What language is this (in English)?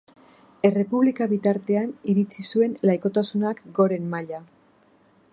Basque